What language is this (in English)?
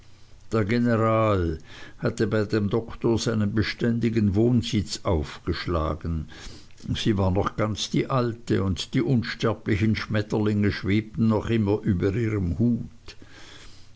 German